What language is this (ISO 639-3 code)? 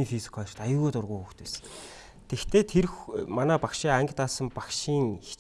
kor